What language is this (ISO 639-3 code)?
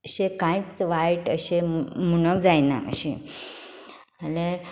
kok